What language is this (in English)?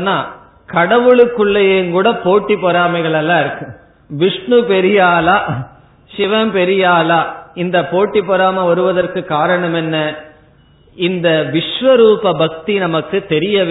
Tamil